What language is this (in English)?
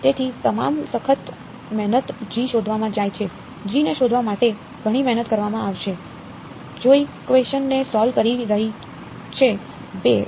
Gujarati